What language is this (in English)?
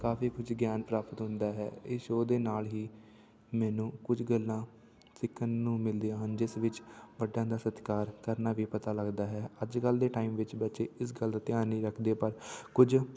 Punjabi